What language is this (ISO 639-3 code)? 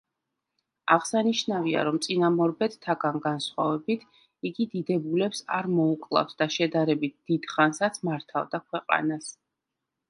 kat